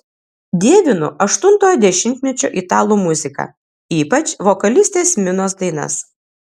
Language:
Lithuanian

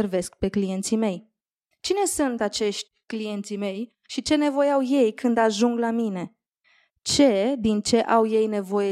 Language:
Romanian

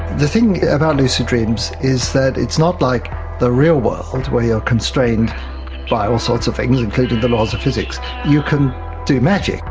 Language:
English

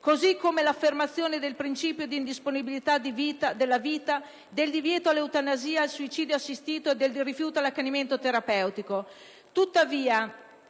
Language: Italian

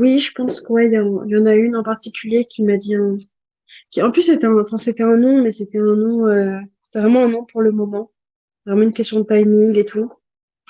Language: French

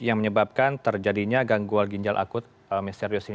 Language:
Indonesian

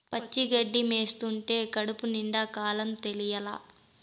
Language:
Telugu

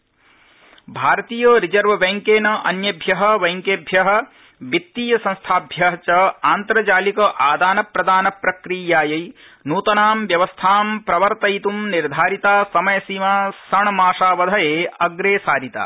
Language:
Sanskrit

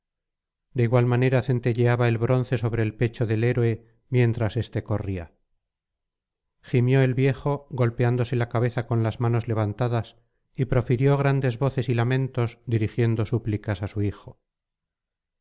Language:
Spanish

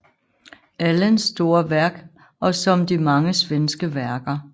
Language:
Danish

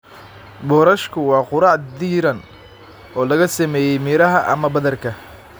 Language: Somali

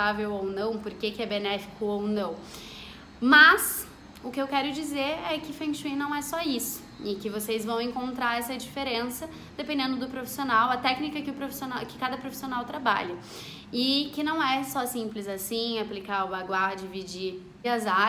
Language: Portuguese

